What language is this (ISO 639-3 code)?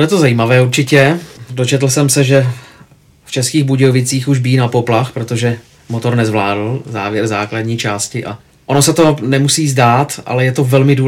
ces